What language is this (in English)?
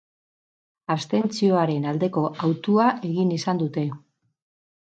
Basque